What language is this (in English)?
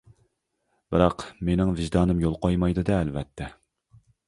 Uyghur